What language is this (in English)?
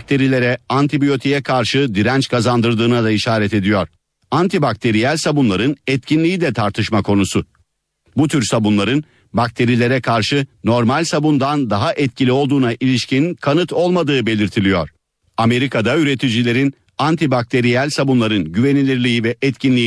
Turkish